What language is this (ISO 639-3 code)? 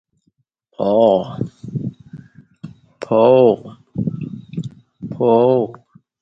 eng